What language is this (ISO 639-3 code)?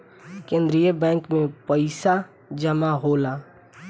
bho